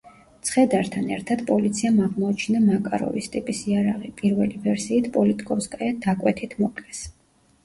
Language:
Georgian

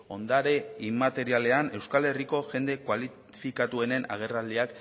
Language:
Basque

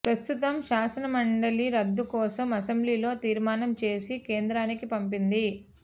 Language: Telugu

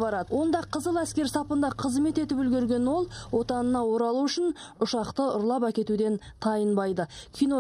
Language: Russian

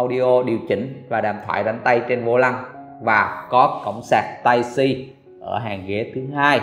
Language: Vietnamese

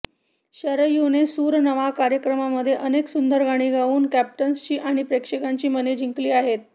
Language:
Marathi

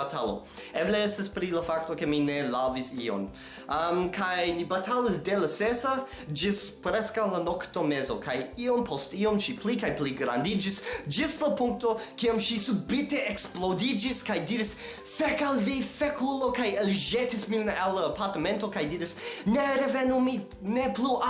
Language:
Esperanto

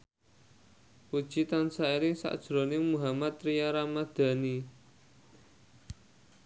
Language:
Javanese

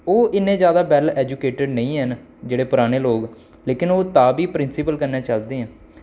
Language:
Dogri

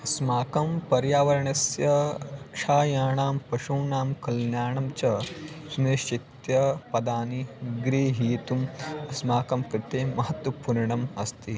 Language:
Sanskrit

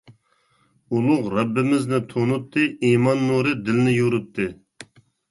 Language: Uyghur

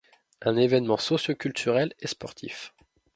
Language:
French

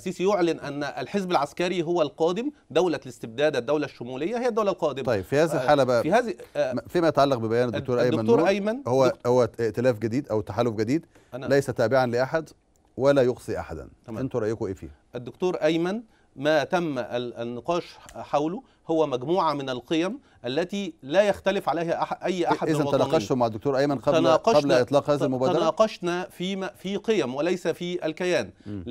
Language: Arabic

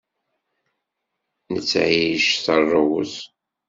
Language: Kabyle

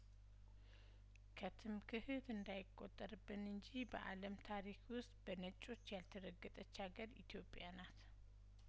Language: Amharic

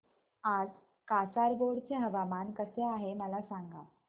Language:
Marathi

